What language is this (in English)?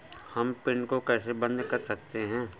Hindi